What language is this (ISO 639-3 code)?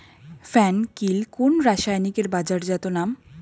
ben